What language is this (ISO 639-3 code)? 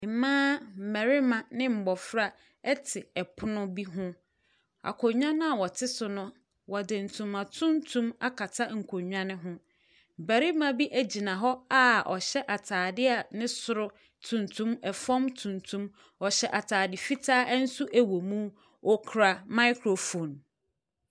aka